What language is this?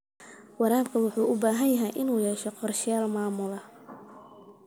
Somali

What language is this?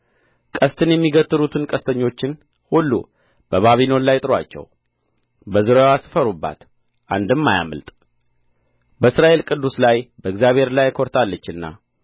Amharic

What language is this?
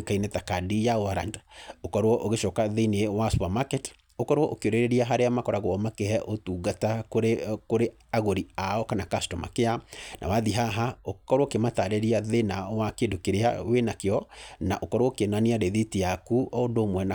Kikuyu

